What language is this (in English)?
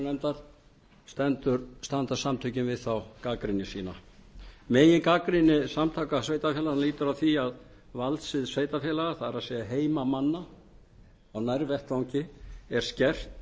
Icelandic